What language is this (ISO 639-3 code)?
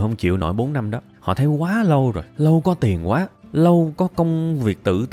vie